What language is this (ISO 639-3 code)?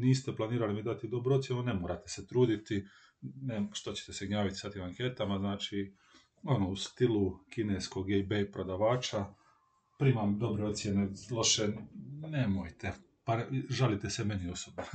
hrv